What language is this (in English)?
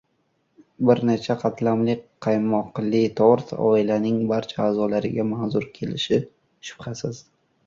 Uzbek